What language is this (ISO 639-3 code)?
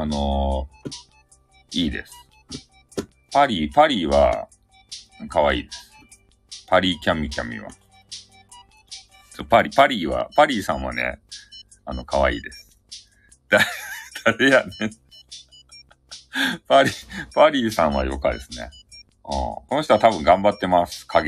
jpn